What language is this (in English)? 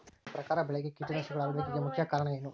Kannada